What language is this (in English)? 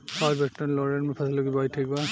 Bhojpuri